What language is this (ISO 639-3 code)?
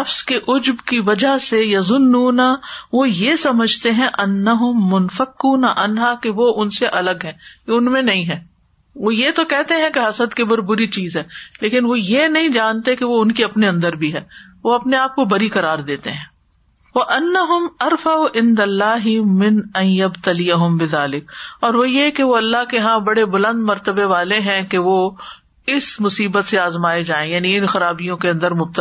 urd